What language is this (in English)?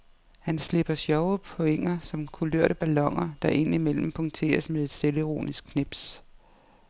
Danish